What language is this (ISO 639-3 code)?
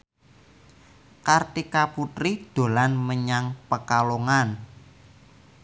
jav